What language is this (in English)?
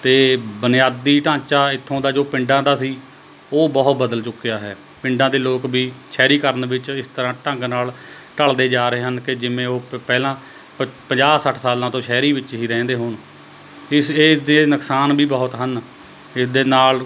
Punjabi